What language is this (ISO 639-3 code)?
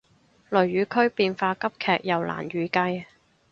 yue